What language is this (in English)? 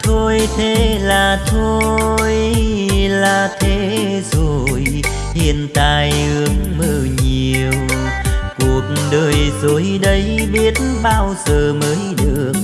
Vietnamese